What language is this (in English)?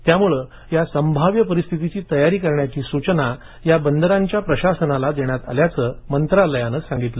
Marathi